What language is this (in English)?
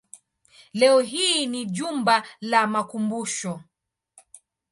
Swahili